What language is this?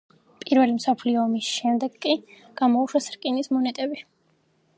Georgian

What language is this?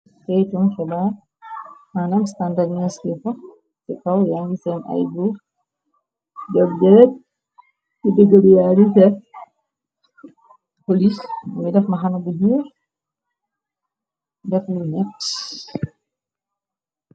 Wolof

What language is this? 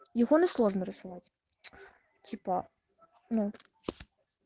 Russian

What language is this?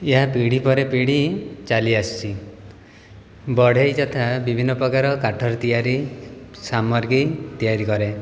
Odia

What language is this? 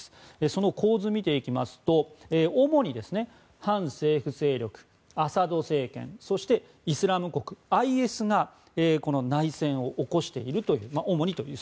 Japanese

